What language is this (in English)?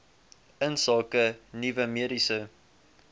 Afrikaans